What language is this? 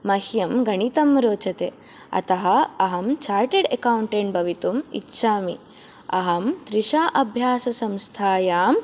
Sanskrit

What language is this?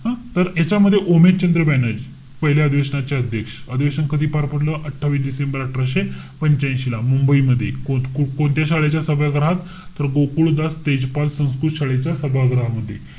Marathi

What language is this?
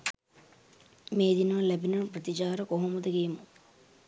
Sinhala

